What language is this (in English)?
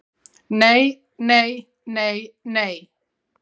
Icelandic